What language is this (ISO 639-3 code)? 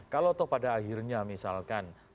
ind